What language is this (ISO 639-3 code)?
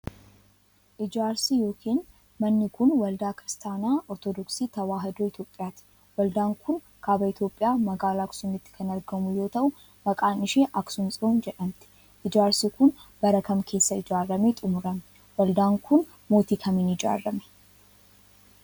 orm